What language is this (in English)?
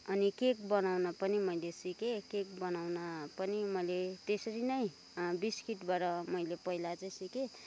Nepali